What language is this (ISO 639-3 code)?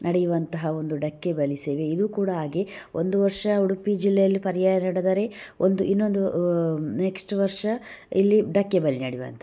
kan